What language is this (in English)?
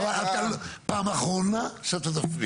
Hebrew